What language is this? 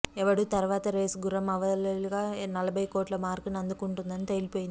Telugu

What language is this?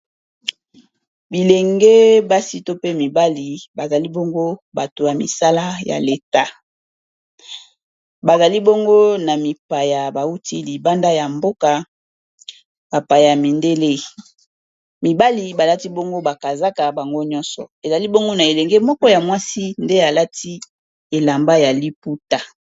Lingala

